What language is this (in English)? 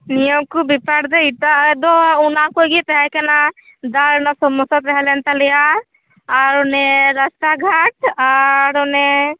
Santali